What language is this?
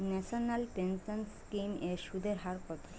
Bangla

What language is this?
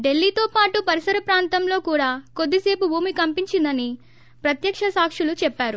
Telugu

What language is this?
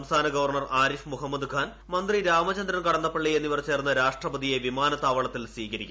Malayalam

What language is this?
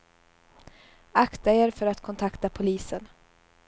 Swedish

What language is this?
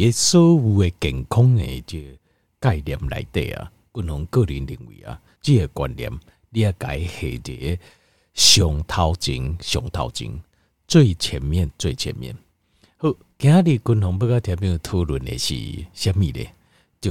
Chinese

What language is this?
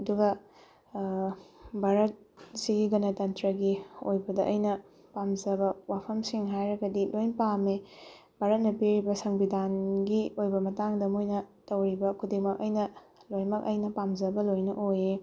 Manipuri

